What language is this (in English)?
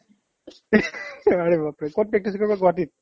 Assamese